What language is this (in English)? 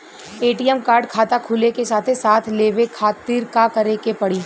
Bhojpuri